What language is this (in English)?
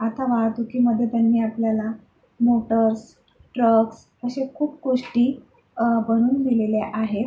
Marathi